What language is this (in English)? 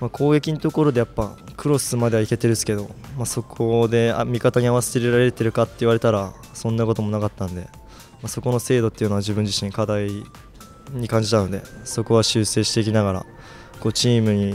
Japanese